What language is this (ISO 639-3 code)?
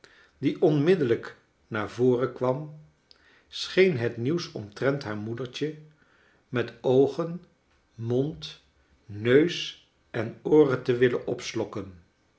nld